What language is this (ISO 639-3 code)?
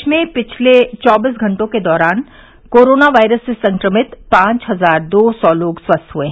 hin